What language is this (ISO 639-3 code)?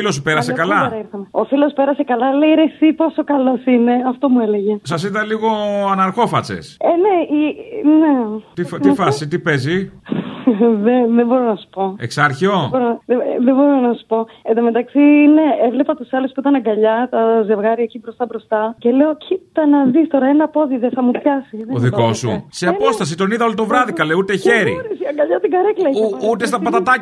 ell